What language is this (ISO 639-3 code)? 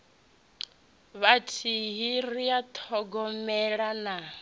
ven